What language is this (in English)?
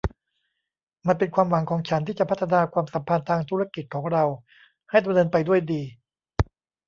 Thai